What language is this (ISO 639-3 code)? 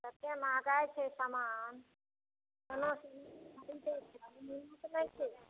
mai